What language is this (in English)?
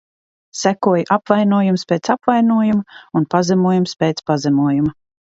Latvian